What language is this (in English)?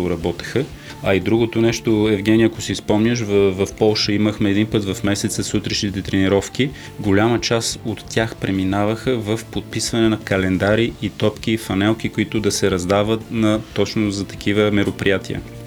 Bulgarian